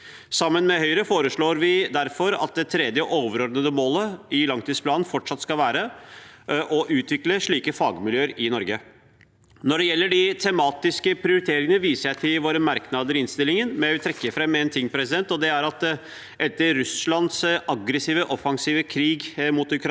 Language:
Norwegian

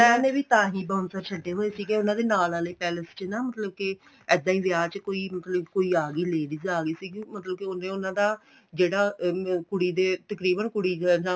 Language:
Punjabi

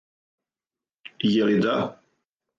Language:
Serbian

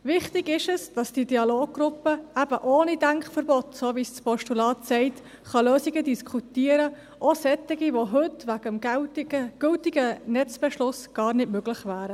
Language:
Swiss German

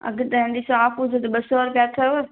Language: Sindhi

